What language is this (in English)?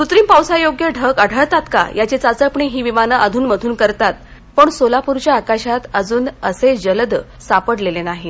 Marathi